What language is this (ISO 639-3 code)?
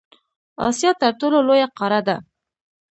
pus